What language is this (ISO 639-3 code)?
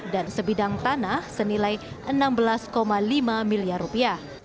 ind